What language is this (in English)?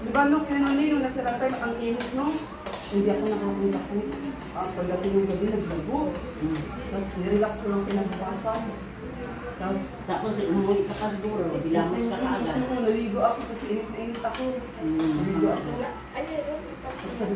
Filipino